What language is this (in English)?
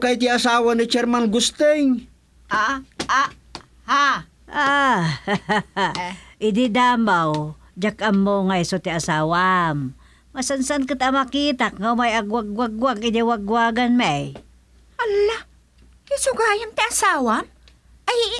Filipino